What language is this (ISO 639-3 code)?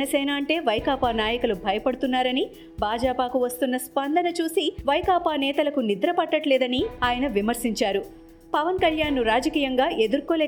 tel